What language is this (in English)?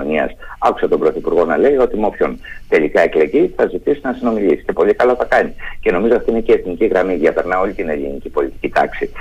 Greek